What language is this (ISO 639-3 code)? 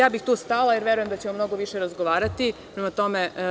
srp